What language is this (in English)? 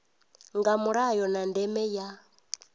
Venda